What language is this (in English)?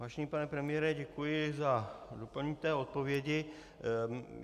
Czech